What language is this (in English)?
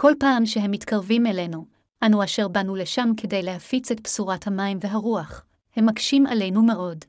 Hebrew